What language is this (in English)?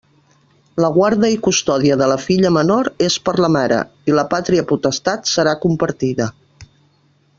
Catalan